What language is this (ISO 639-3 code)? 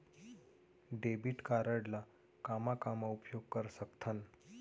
hne